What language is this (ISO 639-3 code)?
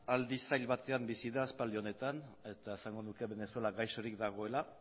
eus